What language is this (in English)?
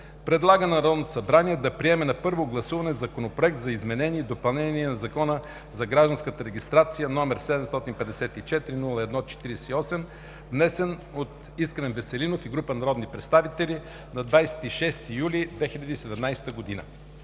Bulgarian